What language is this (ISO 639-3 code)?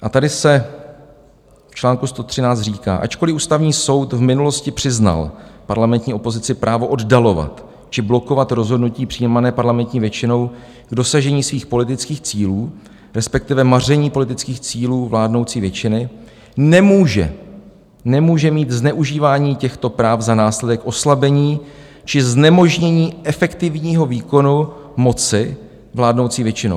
ces